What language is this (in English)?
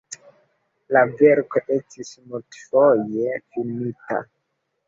Esperanto